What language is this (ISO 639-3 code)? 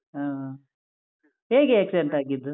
kan